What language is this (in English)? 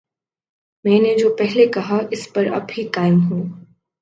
Urdu